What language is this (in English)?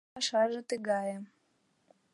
Mari